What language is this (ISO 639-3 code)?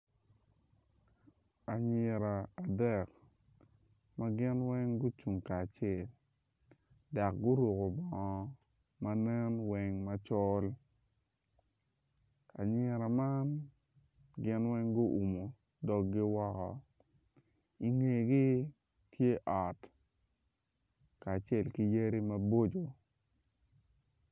ach